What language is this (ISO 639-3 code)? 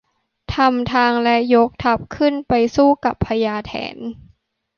tha